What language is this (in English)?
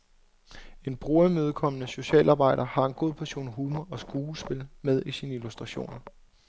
Danish